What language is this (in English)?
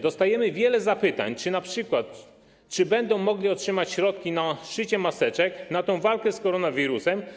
Polish